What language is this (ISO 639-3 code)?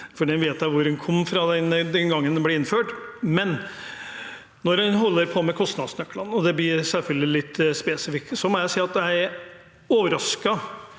nor